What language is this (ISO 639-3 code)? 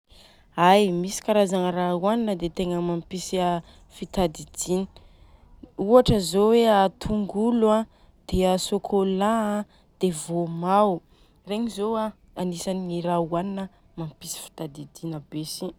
bzc